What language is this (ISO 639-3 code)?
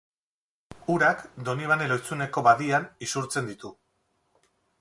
eus